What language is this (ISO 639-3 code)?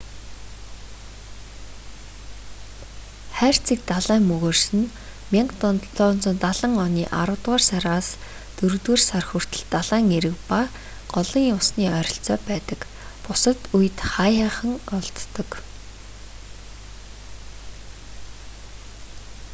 mon